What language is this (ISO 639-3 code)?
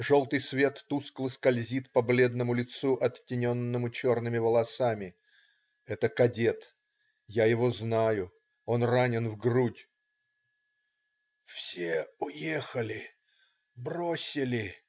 rus